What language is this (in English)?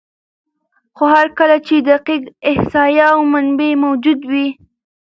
Pashto